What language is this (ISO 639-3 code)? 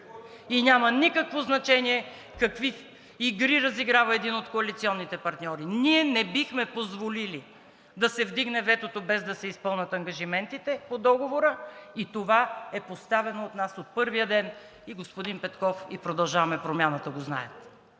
bul